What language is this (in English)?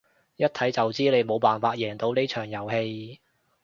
Cantonese